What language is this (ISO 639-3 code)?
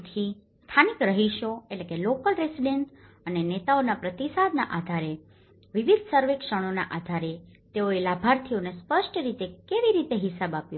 guj